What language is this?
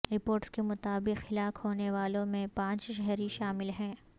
Urdu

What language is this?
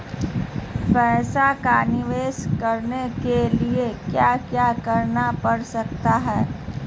Magahi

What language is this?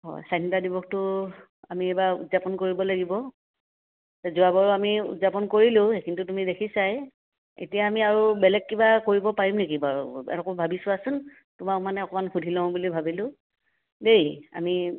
Assamese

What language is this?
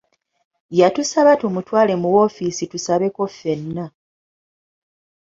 Ganda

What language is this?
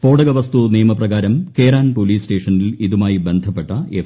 Malayalam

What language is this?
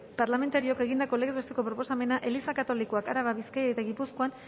Basque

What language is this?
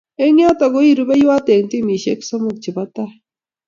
Kalenjin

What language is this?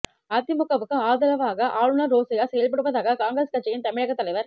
Tamil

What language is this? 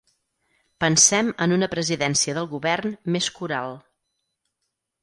Catalan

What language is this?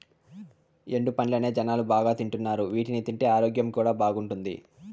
Telugu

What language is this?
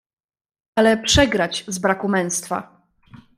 Polish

